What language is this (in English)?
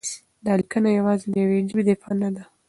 Pashto